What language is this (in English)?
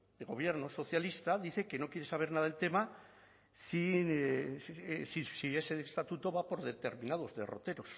Spanish